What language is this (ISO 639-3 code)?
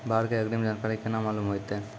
mai